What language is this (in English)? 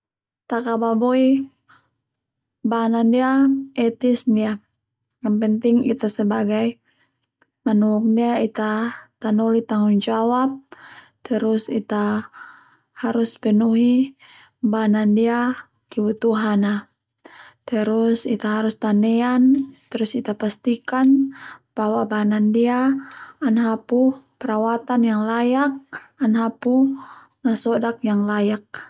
Termanu